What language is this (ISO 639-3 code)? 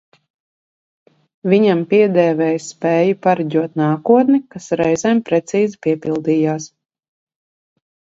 lav